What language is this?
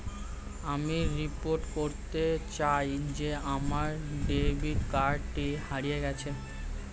Bangla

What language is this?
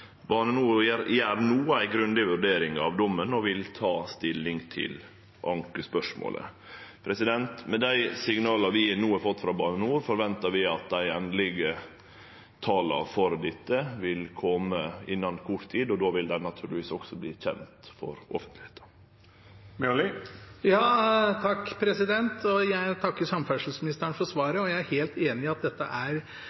Norwegian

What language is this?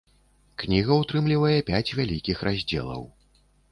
Belarusian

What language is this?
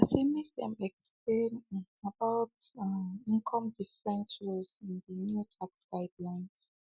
Nigerian Pidgin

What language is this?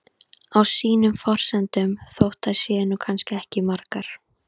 Icelandic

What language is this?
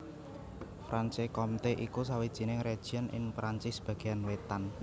Javanese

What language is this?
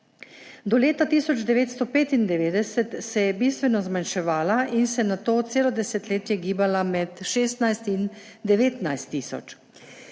Slovenian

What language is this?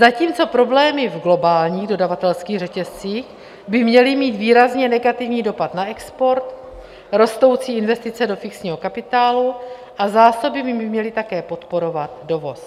Czech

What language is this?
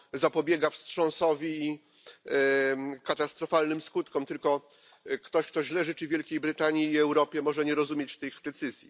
Polish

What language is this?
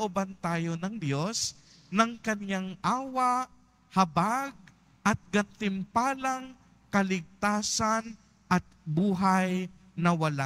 Filipino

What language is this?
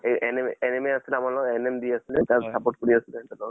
Assamese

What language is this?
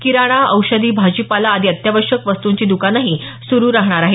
Marathi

